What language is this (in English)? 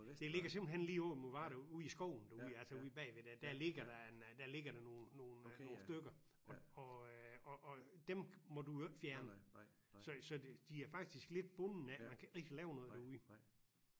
Danish